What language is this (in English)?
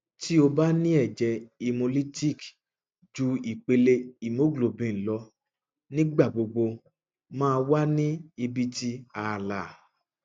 Yoruba